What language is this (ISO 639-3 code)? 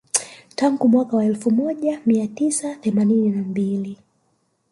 swa